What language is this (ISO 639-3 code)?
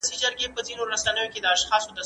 pus